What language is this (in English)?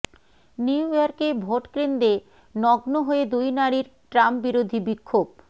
Bangla